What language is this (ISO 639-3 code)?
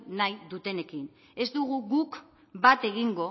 eus